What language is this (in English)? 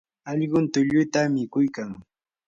Yanahuanca Pasco Quechua